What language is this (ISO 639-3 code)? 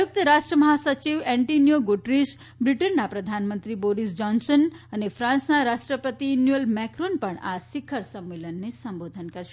guj